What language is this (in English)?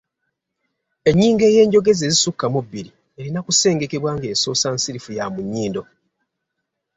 Ganda